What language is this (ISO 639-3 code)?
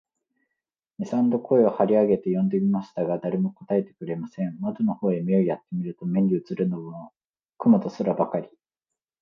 jpn